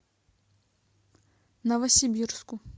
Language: Russian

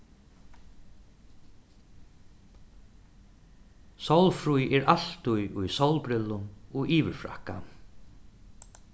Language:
Faroese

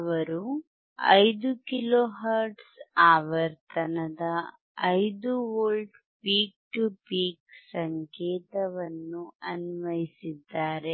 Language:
Kannada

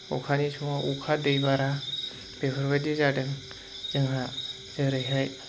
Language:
Bodo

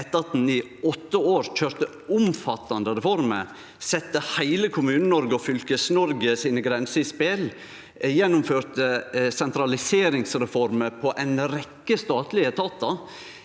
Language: Norwegian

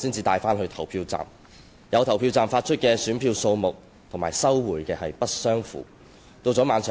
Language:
Cantonese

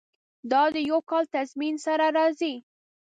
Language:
Pashto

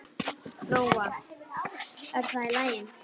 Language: Icelandic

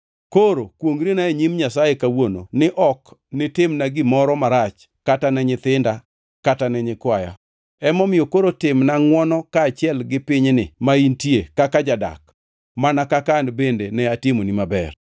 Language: Luo (Kenya and Tanzania)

